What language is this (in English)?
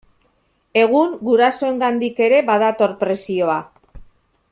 Basque